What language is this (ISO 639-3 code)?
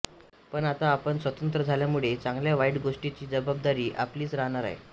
mar